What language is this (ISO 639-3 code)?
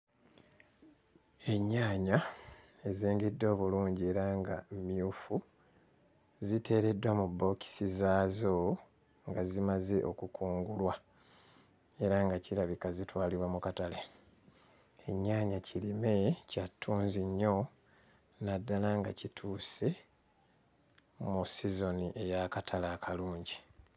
lug